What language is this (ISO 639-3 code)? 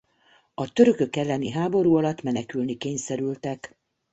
hun